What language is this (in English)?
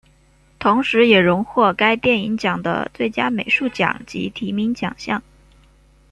Chinese